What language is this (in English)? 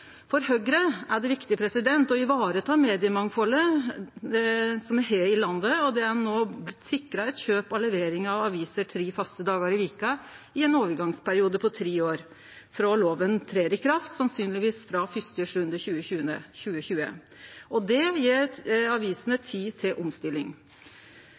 Norwegian Nynorsk